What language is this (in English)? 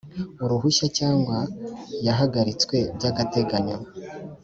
Kinyarwanda